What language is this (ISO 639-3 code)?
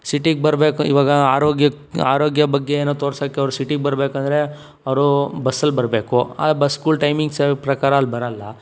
kan